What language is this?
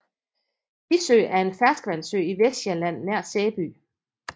Danish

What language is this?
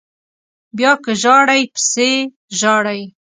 Pashto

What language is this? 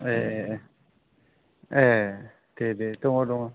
Bodo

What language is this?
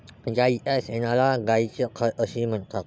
Marathi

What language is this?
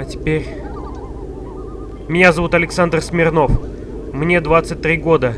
Russian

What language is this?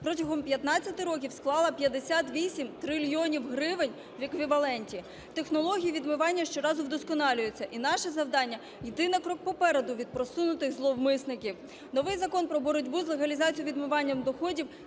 Ukrainian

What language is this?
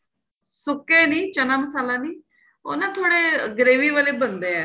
Punjabi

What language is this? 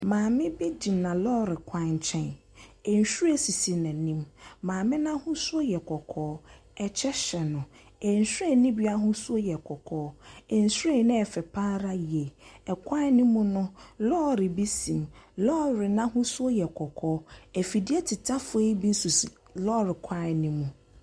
Akan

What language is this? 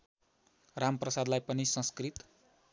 Nepali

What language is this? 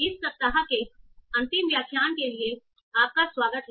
Hindi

